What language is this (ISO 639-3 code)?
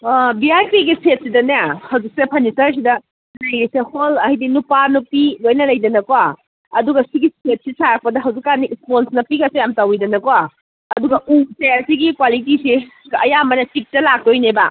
mni